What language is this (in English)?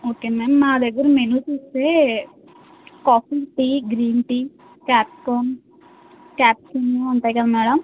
Telugu